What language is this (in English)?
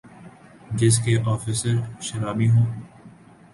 Urdu